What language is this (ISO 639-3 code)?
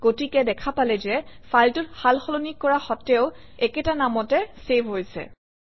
asm